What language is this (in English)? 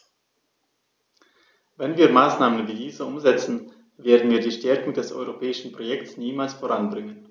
German